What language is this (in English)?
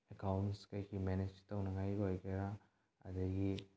Manipuri